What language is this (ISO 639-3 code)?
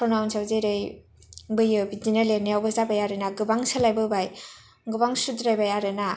brx